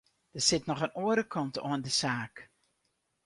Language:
Western Frisian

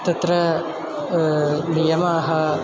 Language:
Sanskrit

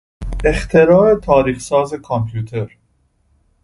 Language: Persian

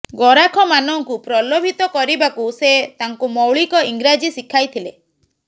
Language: Odia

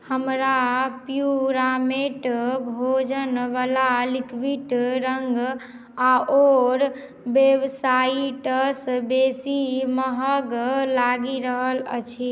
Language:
Maithili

